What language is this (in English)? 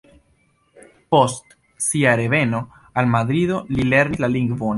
Esperanto